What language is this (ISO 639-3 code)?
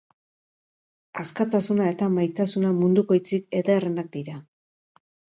eus